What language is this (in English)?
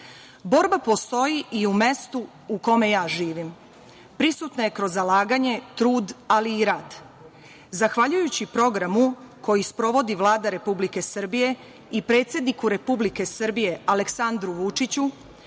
Serbian